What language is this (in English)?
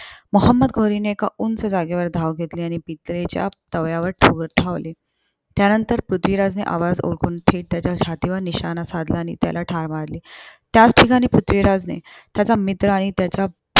Marathi